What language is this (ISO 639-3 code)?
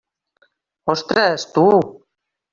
cat